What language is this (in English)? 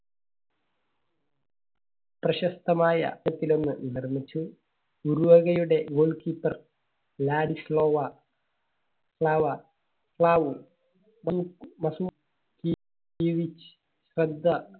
Malayalam